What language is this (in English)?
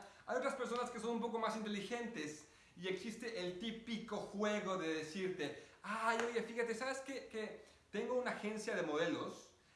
Spanish